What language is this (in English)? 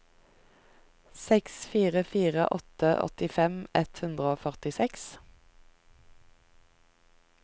Norwegian